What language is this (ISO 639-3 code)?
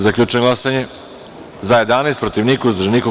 srp